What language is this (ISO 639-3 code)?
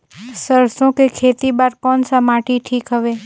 hne